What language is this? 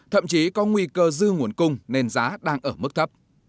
Vietnamese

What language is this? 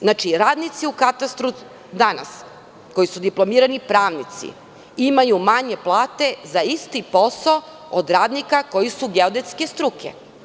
Serbian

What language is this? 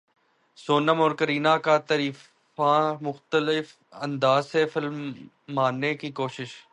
Urdu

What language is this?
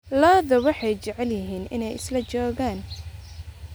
Somali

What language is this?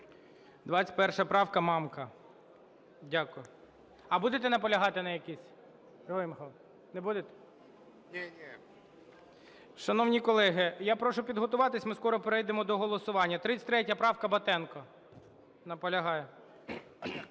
Ukrainian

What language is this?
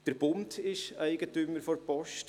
Swiss German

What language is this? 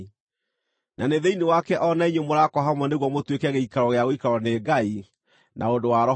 Kikuyu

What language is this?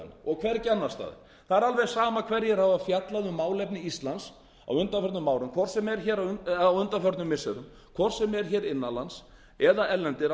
Icelandic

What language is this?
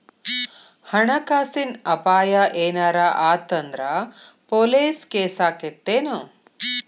Kannada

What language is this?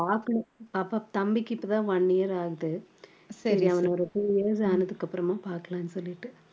Tamil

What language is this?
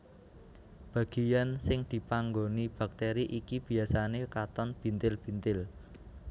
Javanese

